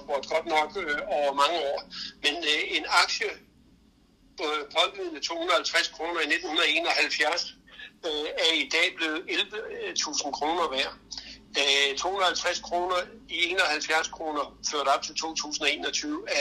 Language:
Danish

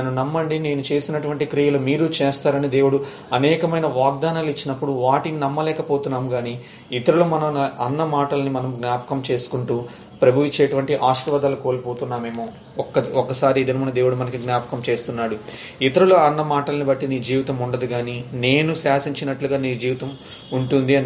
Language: Telugu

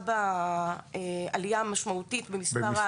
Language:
Hebrew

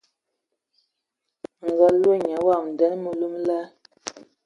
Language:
Ewondo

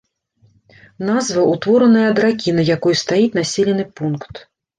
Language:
Belarusian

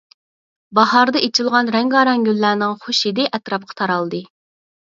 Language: Uyghur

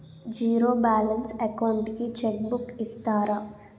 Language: Telugu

